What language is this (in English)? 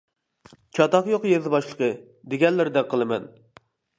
Uyghur